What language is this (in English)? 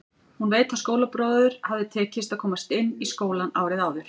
Icelandic